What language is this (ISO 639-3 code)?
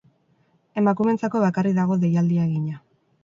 eus